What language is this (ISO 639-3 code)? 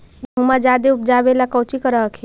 mag